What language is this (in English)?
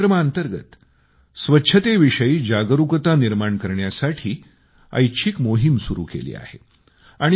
Marathi